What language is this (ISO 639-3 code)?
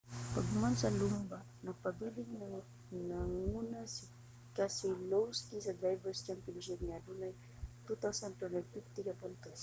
ceb